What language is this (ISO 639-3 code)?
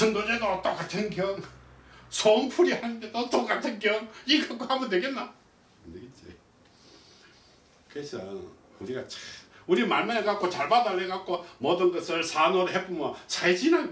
kor